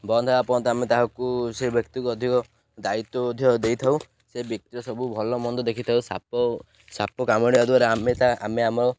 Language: Odia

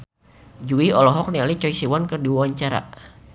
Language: Sundanese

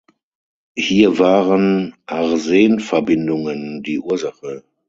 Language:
German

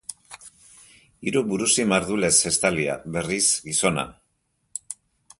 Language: Basque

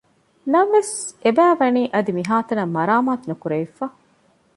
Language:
Divehi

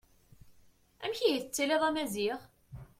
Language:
Kabyle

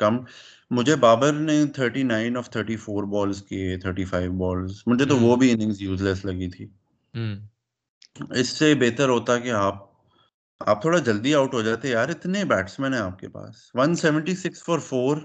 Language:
Urdu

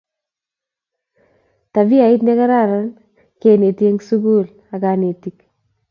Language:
Kalenjin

